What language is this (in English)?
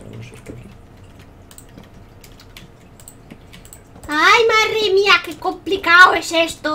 Spanish